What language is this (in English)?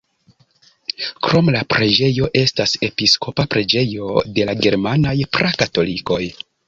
Esperanto